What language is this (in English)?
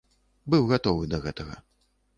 Belarusian